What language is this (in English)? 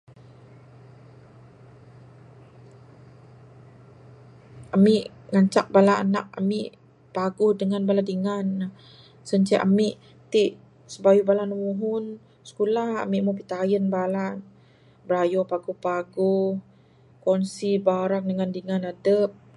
Bukar-Sadung Bidayuh